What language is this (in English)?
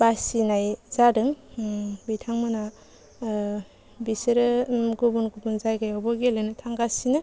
Bodo